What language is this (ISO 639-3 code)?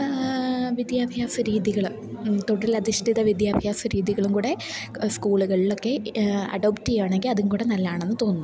mal